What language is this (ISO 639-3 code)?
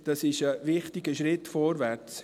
gsw